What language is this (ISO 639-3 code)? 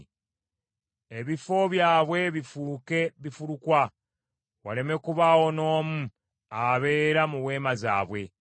lug